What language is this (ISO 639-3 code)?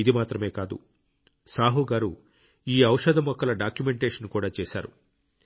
tel